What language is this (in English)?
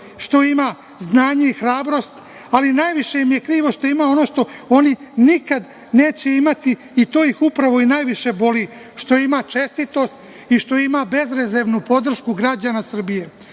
Serbian